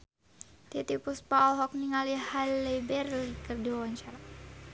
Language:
Sundanese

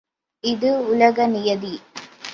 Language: Tamil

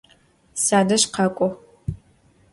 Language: Adyghe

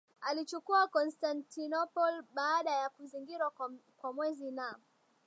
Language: Swahili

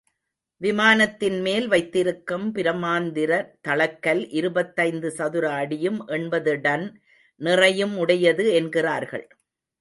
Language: Tamil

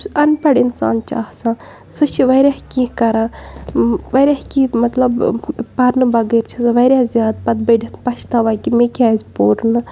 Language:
Kashmiri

